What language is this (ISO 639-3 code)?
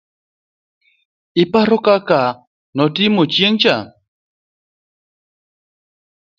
luo